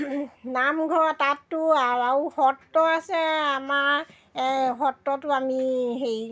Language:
Assamese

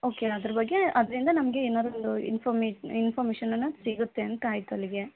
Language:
Kannada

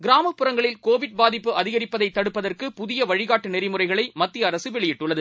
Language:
Tamil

